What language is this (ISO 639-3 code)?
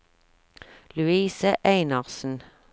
nor